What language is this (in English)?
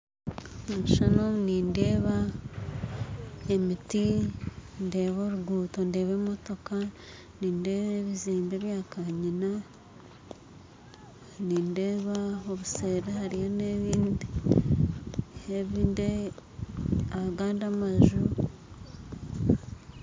Nyankole